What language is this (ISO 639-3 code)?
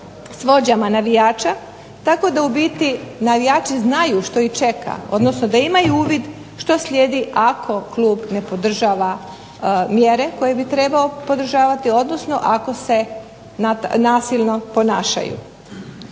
hrv